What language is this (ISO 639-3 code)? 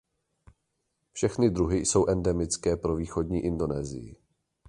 ces